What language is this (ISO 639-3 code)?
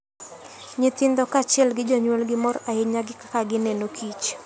luo